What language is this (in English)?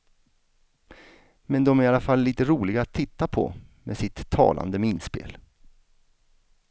Swedish